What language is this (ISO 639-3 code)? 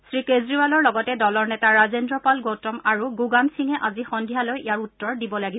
asm